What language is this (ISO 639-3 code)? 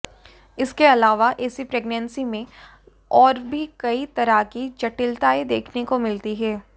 hin